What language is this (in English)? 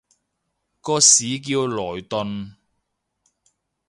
Cantonese